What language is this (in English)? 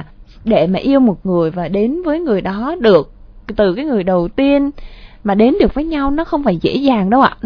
Vietnamese